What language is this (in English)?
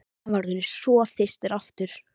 Icelandic